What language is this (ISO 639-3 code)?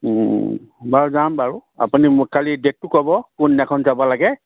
asm